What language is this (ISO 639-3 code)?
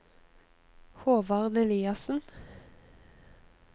nor